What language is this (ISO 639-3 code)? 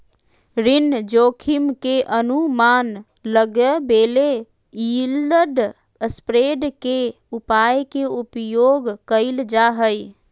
mag